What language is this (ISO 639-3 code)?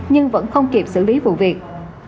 vie